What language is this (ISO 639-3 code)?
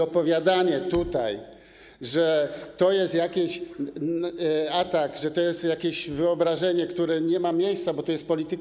pol